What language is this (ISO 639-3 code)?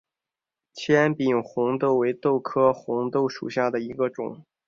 zho